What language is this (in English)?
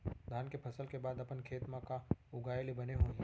Chhattisgarhi